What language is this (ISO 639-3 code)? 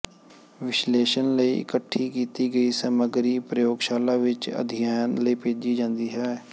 pan